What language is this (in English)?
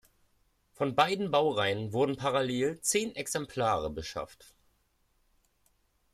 German